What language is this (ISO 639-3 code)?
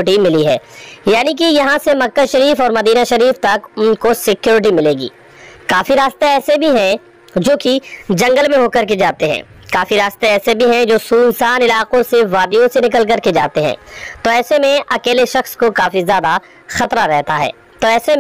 hin